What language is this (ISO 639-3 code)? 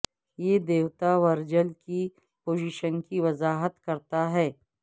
urd